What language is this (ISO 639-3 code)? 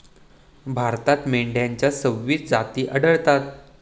mar